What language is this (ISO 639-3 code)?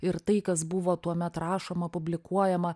lit